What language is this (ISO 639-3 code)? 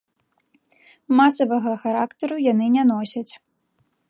bel